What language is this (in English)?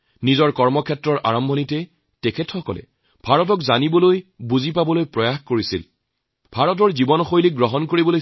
Assamese